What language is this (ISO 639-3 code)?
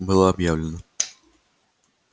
rus